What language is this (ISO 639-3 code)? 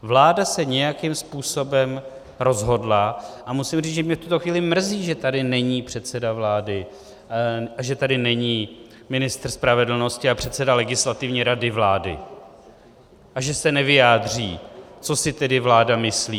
ces